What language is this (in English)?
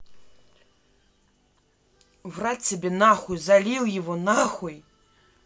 Russian